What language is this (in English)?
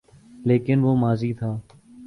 Urdu